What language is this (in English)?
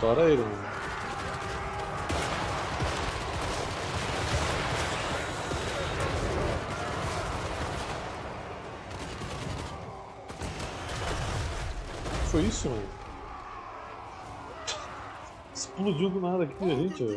Portuguese